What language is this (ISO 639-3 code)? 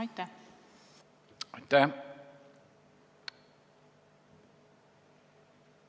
est